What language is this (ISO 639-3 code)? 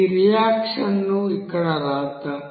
tel